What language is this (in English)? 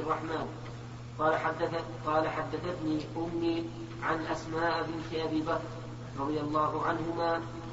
Arabic